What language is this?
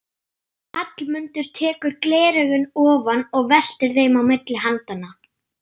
Icelandic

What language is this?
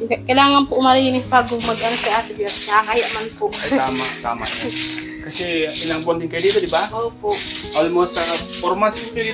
Filipino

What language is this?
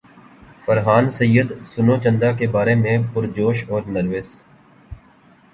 Urdu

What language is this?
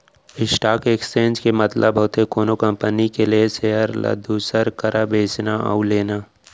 Chhattisgarhi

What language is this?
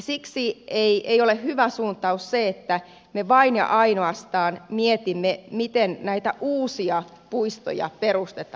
Finnish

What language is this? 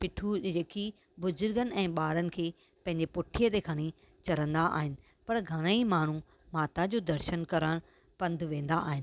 Sindhi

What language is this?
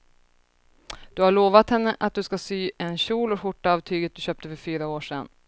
Swedish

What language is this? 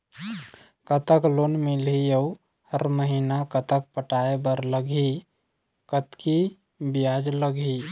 Chhattisgarhi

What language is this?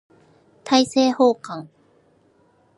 Japanese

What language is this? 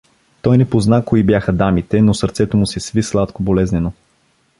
Bulgarian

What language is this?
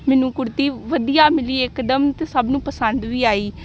Punjabi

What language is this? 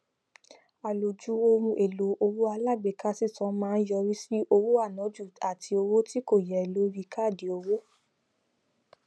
Yoruba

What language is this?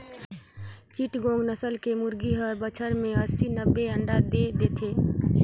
Chhattisgarhi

